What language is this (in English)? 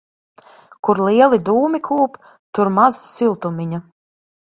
Latvian